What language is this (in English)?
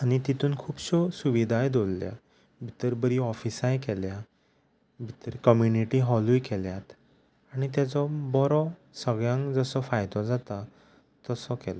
Konkani